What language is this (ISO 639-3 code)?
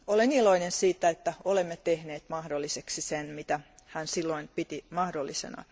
fin